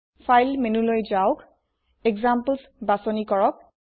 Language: Assamese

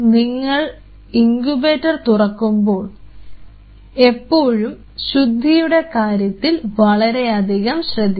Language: Malayalam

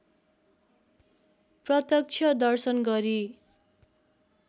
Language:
Nepali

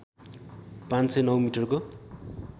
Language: Nepali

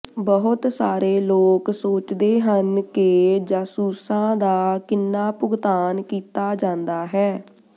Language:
Punjabi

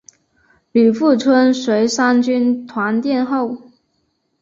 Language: Chinese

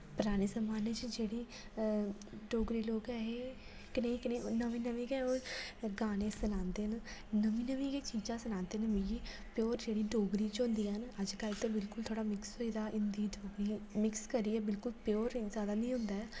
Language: Dogri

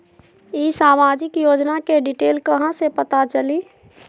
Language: Magahi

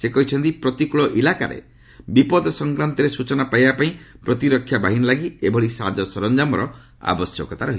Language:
Odia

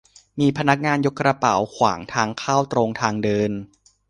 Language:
Thai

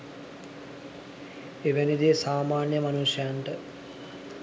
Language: Sinhala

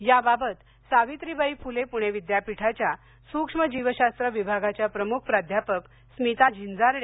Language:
Marathi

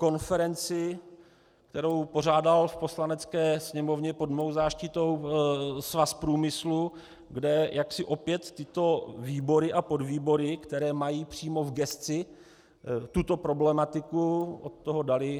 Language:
Czech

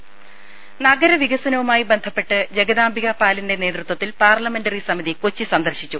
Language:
Malayalam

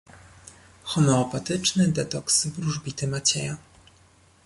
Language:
Polish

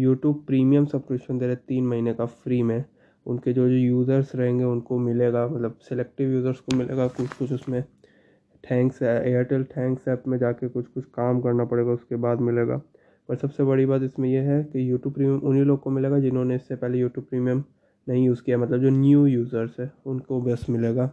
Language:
Hindi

